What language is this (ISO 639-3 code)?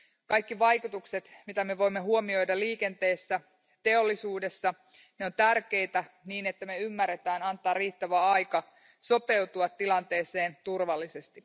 fin